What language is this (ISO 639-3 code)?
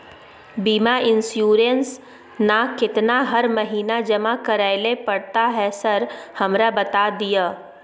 mai